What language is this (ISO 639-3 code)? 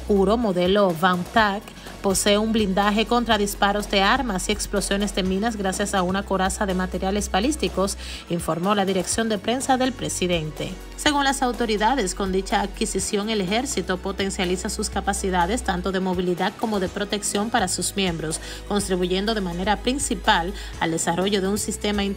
spa